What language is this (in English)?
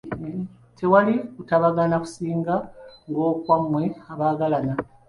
Ganda